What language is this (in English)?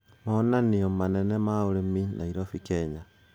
Kikuyu